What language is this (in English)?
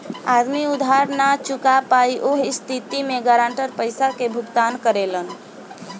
Bhojpuri